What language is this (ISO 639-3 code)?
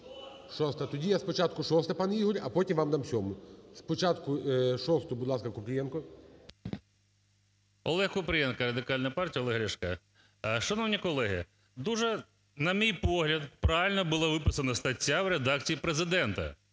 ukr